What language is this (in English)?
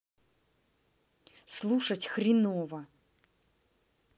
Russian